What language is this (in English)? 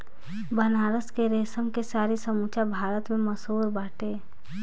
Bhojpuri